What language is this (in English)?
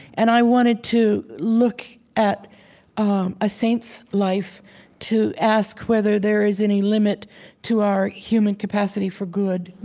English